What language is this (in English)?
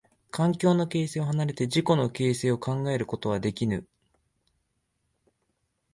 Japanese